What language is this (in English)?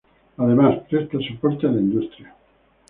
Spanish